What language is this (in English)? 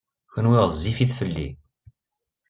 Kabyle